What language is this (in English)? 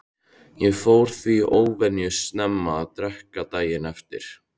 Icelandic